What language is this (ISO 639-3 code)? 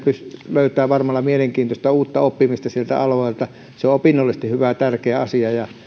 fin